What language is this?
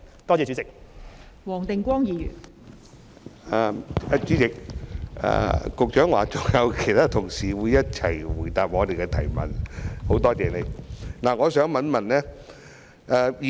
Cantonese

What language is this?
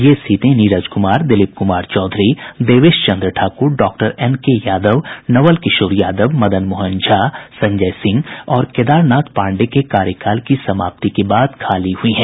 Hindi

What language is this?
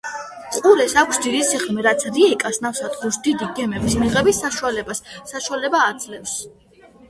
Georgian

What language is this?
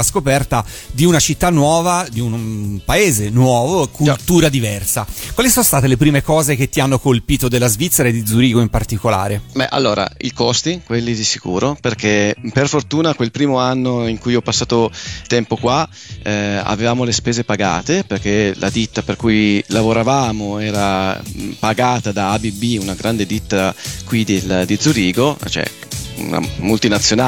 Italian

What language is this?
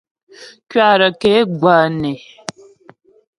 Ghomala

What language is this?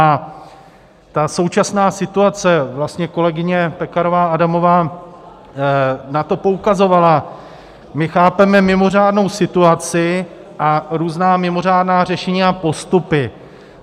Czech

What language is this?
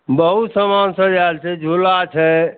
Maithili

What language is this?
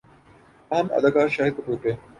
Urdu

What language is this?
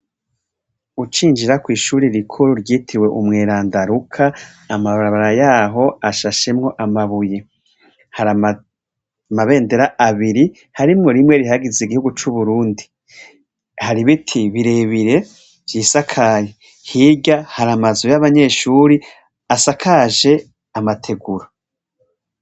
Rundi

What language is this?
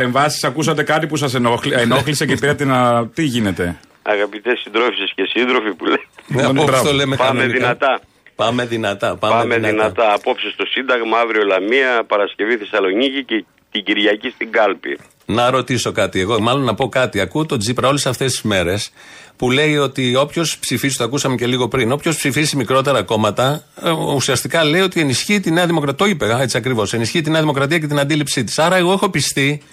Greek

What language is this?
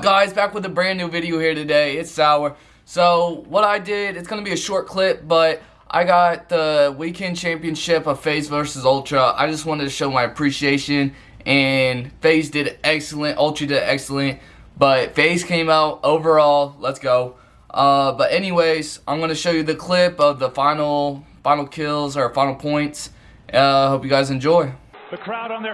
English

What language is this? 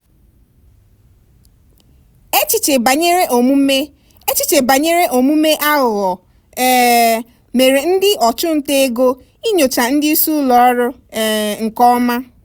Igbo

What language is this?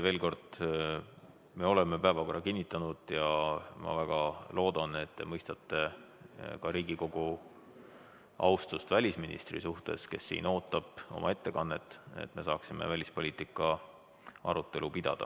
Estonian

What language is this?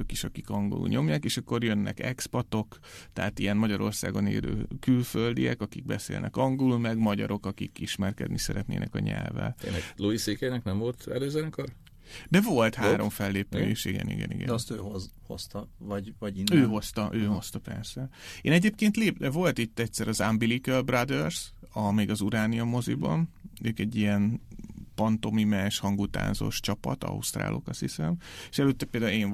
Hungarian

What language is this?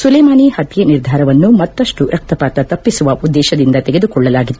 Kannada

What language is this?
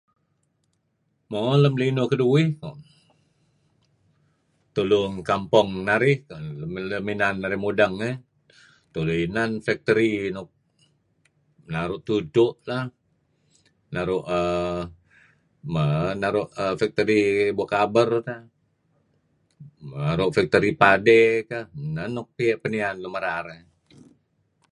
Kelabit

